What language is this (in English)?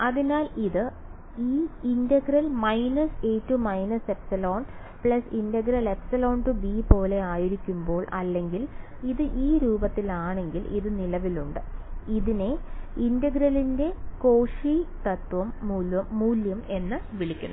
Malayalam